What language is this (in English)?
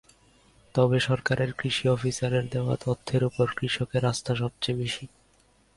Bangla